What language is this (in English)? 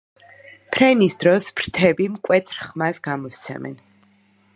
Georgian